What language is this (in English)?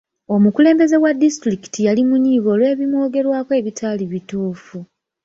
Ganda